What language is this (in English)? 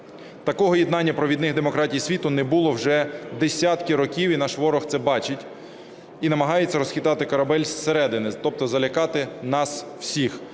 Ukrainian